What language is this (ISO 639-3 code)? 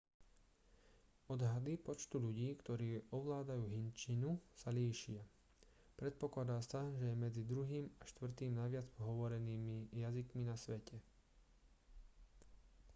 slk